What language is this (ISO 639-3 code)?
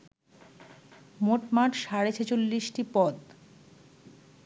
ben